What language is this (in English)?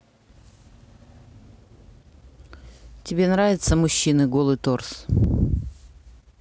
Russian